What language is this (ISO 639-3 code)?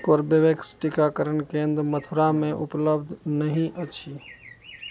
mai